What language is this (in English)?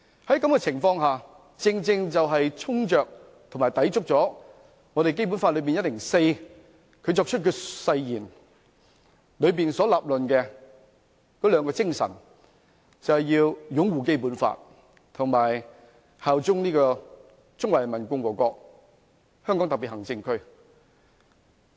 Cantonese